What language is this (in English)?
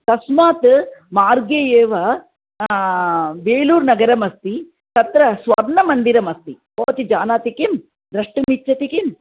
Sanskrit